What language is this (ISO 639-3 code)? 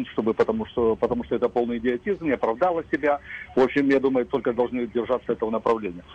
rus